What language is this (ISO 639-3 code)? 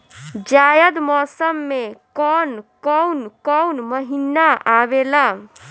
bho